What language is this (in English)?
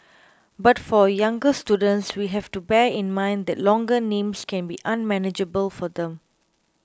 English